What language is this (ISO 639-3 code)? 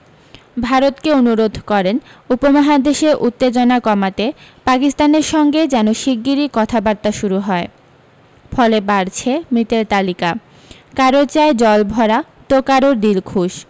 ben